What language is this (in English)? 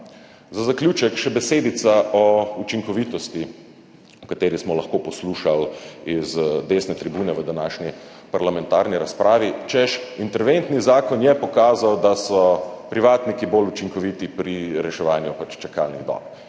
Slovenian